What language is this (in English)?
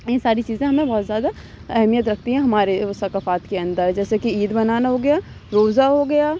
Urdu